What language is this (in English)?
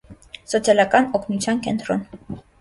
Armenian